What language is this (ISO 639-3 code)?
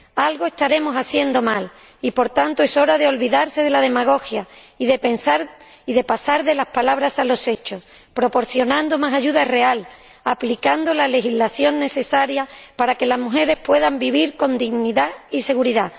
spa